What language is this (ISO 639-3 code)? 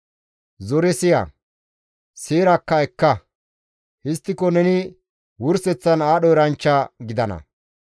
gmv